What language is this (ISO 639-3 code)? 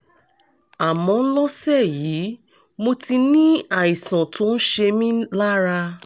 yor